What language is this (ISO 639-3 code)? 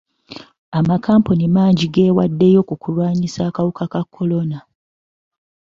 lug